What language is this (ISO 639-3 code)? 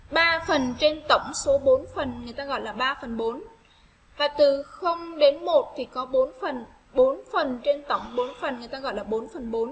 vie